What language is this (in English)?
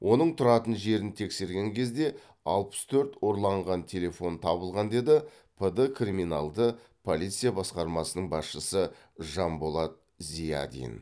Kazakh